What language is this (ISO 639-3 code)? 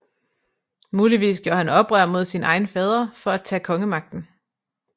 dan